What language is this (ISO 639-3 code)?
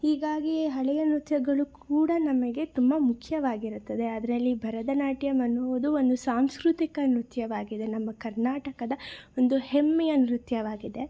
kan